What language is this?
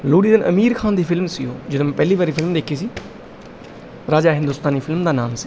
Punjabi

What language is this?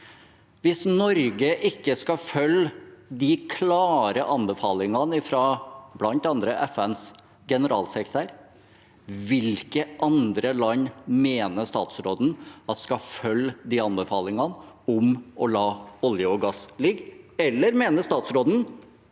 Norwegian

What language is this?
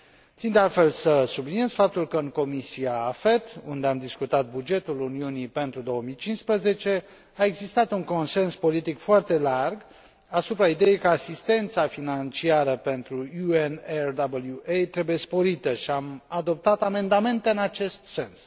Romanian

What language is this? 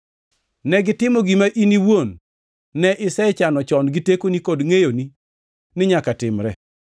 Luo (Kenya and Tanzania)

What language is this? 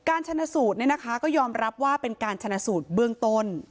Thai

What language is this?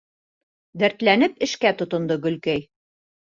Bashkir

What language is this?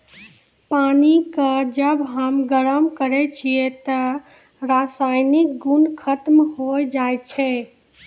Maithili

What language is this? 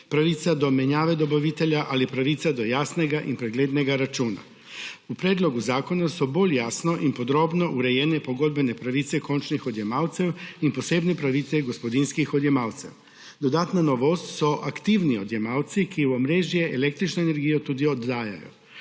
Slovenian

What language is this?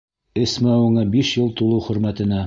Bashkir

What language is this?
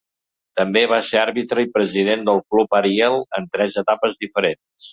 Catalan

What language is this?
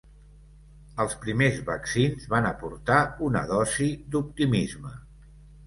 Catalan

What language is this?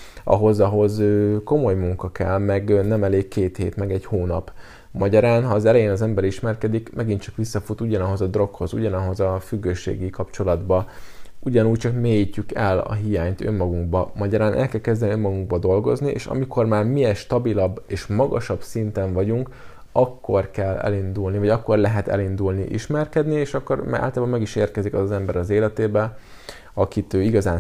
Hungarian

